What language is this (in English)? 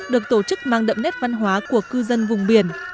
Vietnamese